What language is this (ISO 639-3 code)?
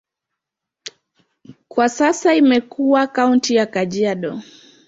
swa